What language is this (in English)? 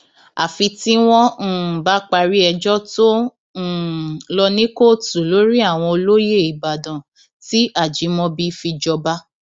Yoruba